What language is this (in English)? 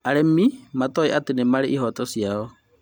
Kikuyu